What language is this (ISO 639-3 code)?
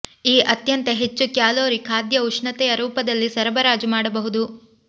kan